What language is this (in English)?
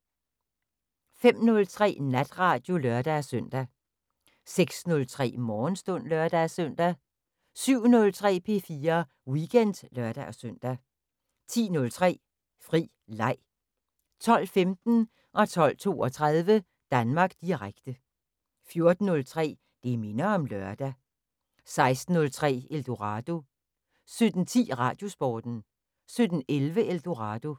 Danish